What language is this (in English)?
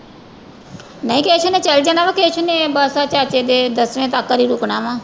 Punjabi